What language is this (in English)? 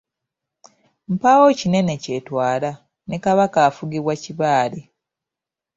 Ganda